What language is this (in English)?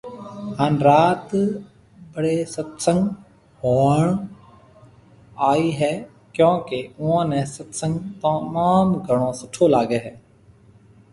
Marwari (Pakistan)